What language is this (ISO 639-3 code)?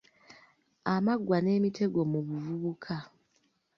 lug